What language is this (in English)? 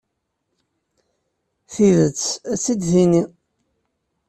Kabyle